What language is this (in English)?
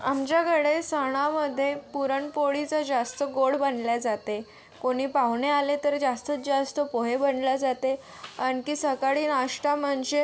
Marathi